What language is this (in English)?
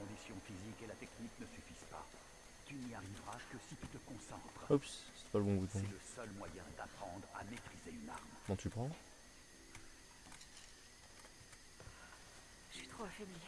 French